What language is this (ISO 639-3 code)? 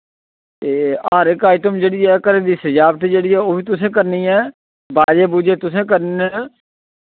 doi